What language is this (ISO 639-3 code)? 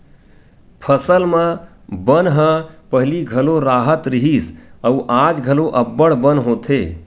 hne